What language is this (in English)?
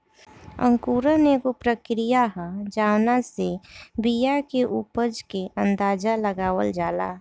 Bhojpuri